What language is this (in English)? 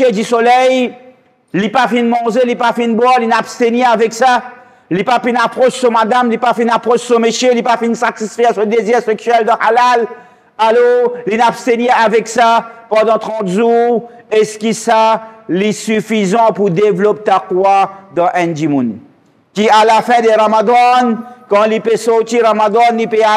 French